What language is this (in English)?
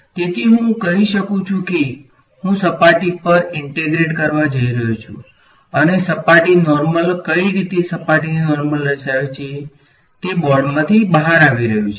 Gujarati